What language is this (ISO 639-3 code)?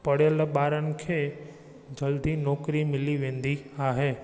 snd